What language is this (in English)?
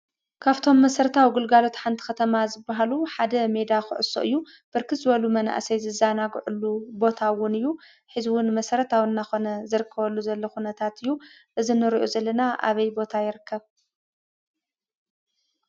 Tigrinya